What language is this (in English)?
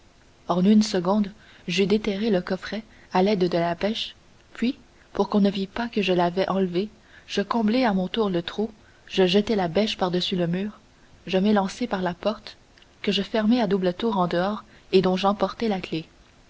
French